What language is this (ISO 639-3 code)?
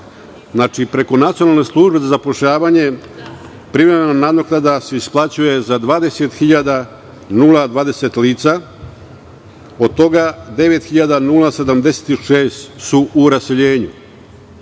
srp